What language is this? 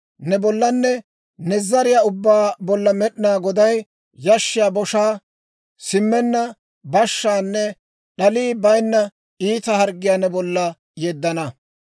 Dawro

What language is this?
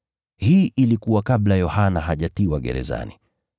Swahili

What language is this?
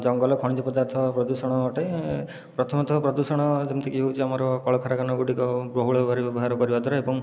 Odia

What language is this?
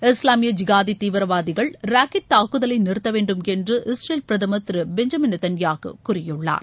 Tamil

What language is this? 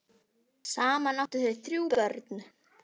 Icelandic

